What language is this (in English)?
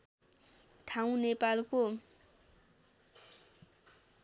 Nepali